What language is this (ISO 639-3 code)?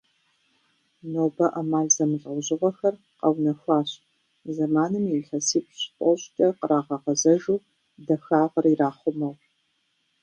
kbd